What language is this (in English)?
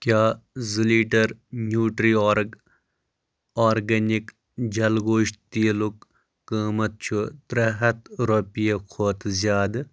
Kashmiri